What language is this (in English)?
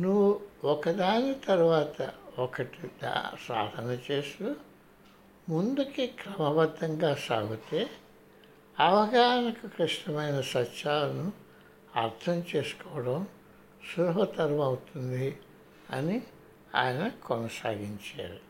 Telugu